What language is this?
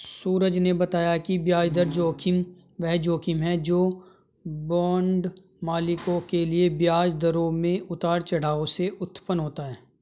Hindi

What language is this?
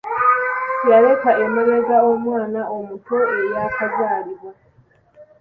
Ganda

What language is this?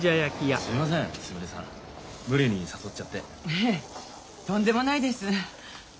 Japanese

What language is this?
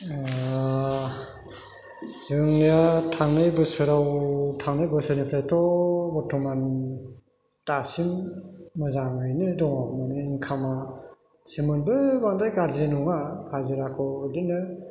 Bodo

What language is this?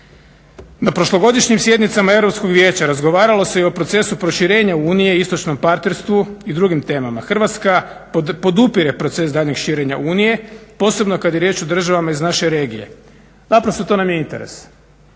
Croatian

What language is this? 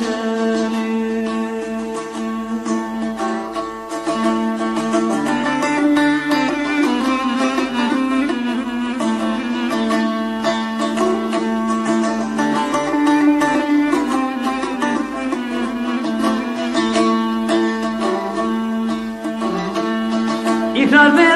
Turkish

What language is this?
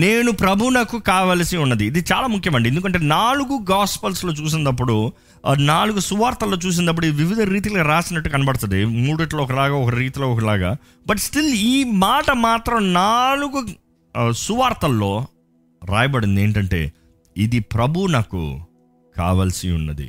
Telugu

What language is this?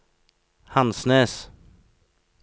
Norwegian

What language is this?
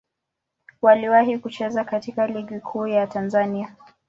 Swahili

